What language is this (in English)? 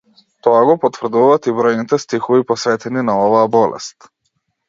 Macedonian